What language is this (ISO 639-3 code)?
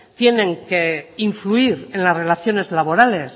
spa